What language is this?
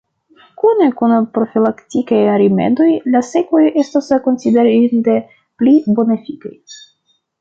Esperanto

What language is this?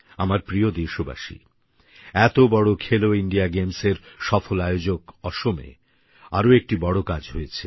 Bangla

